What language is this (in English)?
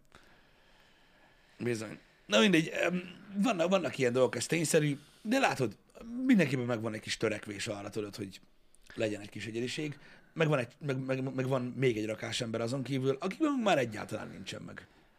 Hungarian